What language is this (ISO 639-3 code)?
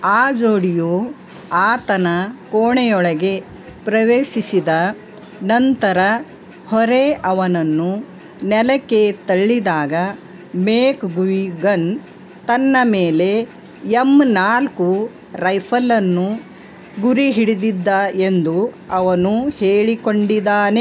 kan